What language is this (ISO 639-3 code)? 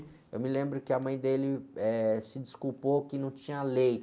por